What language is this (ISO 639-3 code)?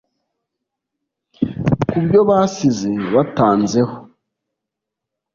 kin